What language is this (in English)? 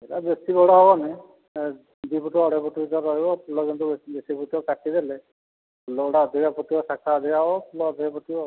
Odia